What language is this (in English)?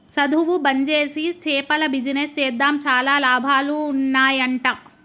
Telugu